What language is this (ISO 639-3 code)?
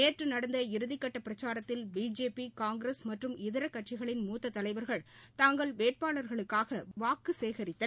tam